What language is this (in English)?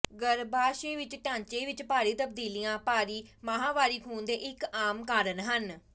Punjabi